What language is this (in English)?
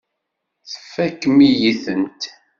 Kabyle